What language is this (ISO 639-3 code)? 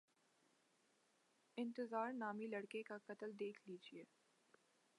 urd